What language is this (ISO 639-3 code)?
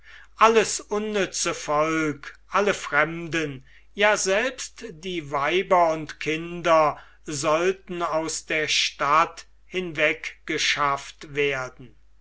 deu